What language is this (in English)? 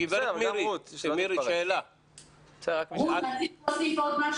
Hebrew